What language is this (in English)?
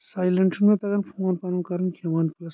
Kashmiri